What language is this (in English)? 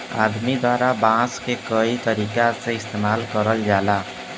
Bhojpuri